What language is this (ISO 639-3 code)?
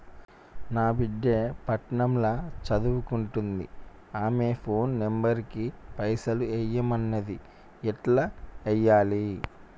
tel